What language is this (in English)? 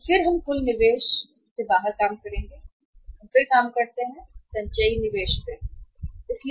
Hindi